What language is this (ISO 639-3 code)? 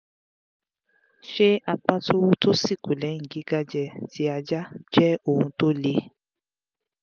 yor